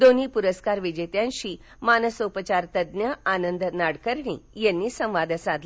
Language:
Marathi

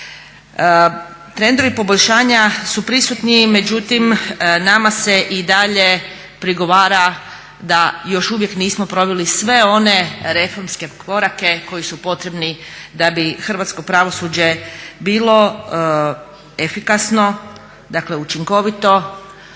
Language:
Croatian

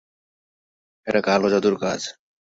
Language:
Bangla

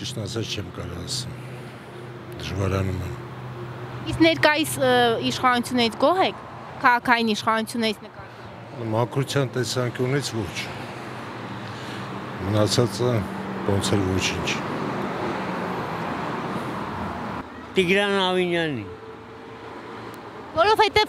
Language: Romanian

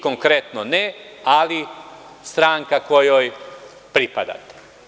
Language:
Serbian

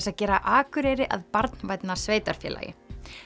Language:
Icelandic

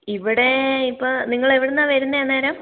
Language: Malayalam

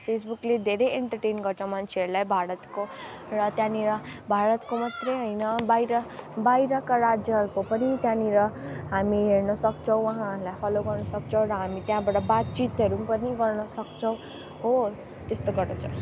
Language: Nepali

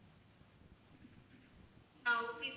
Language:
Tamil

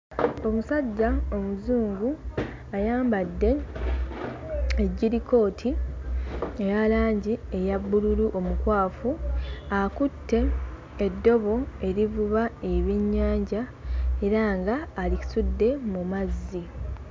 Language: Ganda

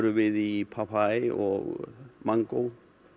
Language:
Icelandic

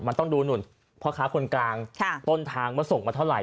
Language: Thai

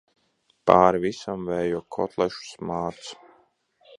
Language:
Latvian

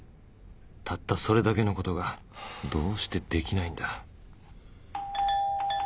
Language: Japanese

